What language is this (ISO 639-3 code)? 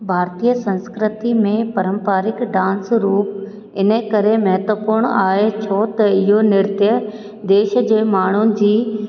snd